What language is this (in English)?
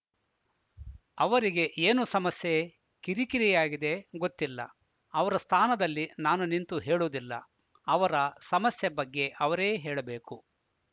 Kannada